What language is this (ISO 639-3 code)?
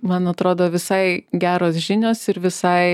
lit